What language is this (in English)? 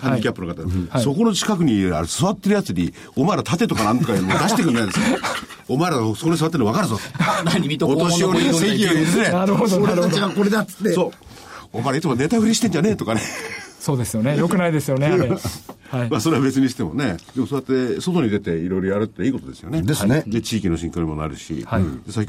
Japanese